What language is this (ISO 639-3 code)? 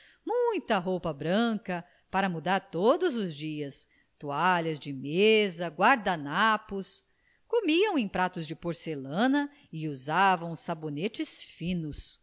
por